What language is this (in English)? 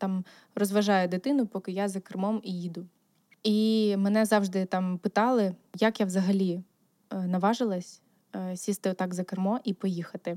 Ukrainian